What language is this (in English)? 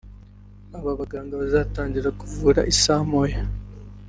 Kinyarwanda